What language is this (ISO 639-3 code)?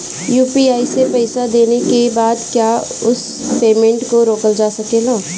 bho